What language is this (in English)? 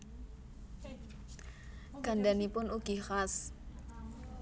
Javanese